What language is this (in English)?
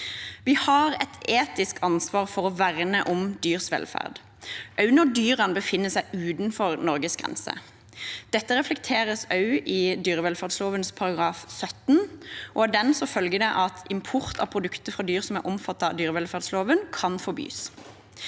Norwegian